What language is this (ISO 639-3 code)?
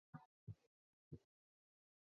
zho